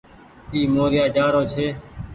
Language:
Goaria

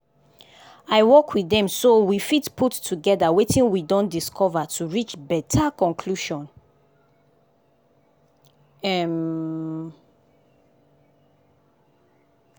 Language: Nigerian Pidgin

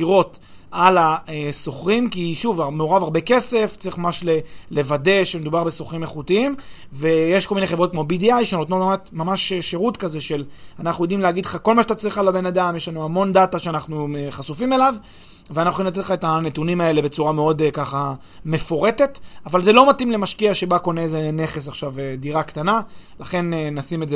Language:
Hebrew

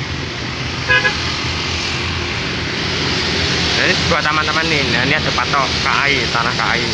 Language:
Indonesian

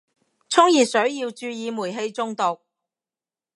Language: Cantonese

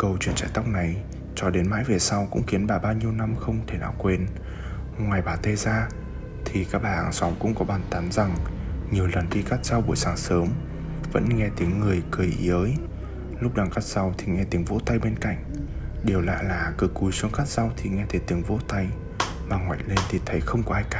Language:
Vietnamese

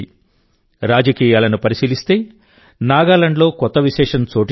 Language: Telugu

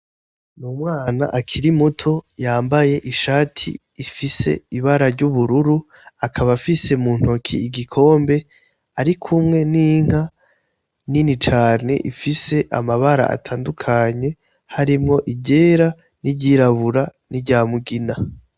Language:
Rundi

